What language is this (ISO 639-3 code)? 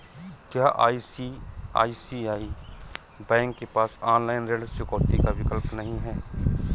hin